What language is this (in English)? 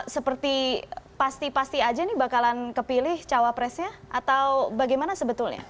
Indonesian